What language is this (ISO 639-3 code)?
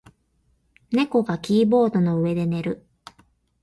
jpn